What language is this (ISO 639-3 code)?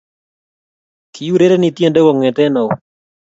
kln